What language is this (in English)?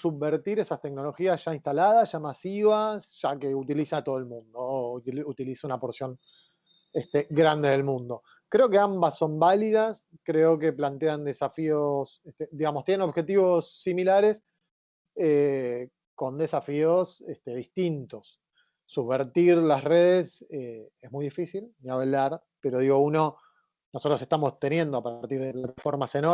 Spanish